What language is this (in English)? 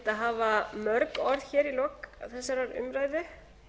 Icelandic